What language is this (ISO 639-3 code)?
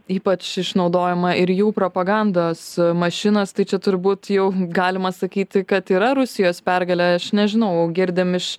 lit